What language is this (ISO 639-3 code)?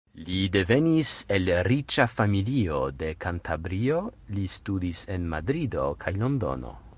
epo